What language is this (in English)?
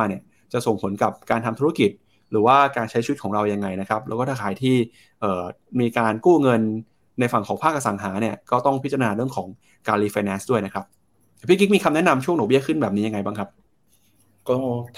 Thai